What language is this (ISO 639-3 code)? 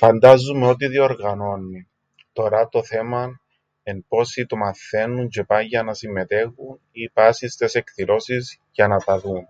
ell